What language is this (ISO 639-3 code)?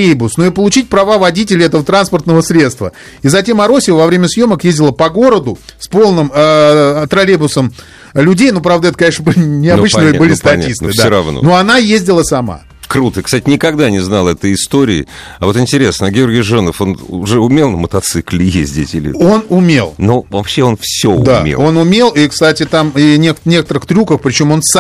rus